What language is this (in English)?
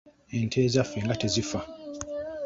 Ganda